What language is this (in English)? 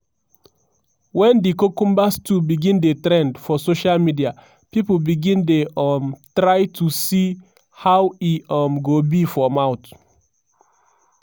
Nigerian Pidgin